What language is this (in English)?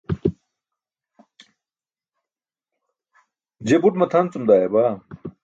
Burushaski